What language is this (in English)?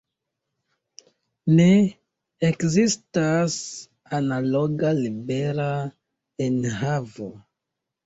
Esperanto